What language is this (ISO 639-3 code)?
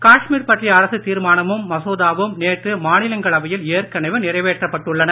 tam